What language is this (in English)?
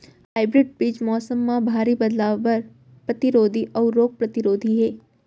Chhattisgarhi